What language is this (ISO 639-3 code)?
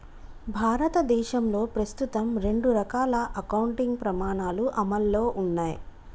tel